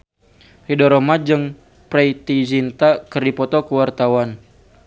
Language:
Sundanese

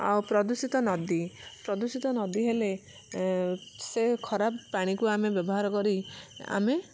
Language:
Odia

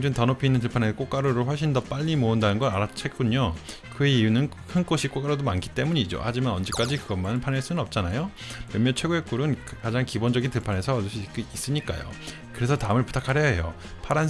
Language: Korean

